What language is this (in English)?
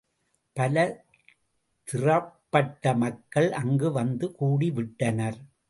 Tamil